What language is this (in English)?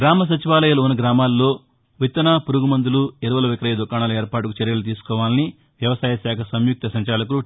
Telugu